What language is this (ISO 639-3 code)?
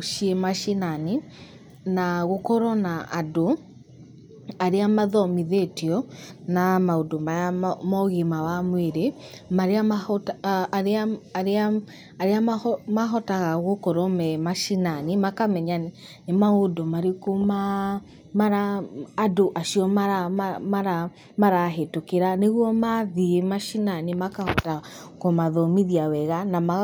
kik